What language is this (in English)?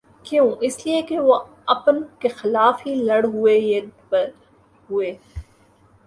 Urdu